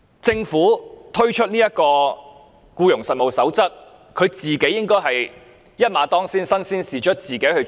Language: Cantonese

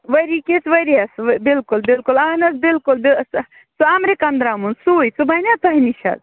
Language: Kashmiri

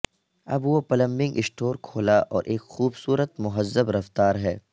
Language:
Urdu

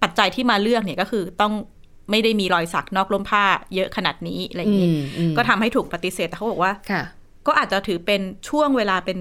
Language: Thai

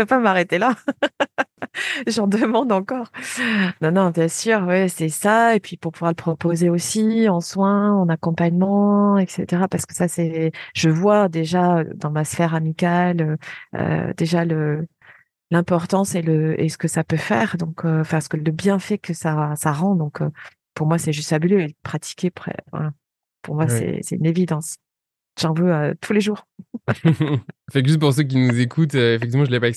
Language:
French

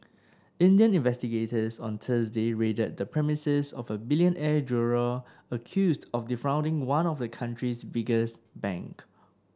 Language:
English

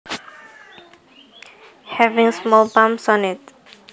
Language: Javanese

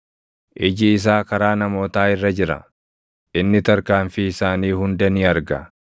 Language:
Oromo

